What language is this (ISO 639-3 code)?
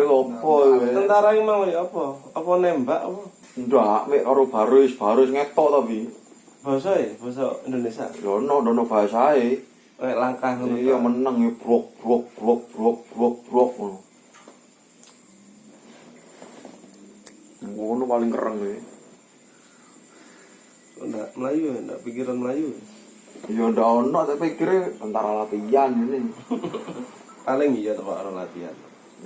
ind